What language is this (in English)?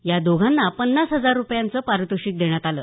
Marathi